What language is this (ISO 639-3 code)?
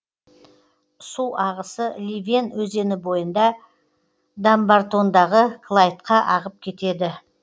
kaz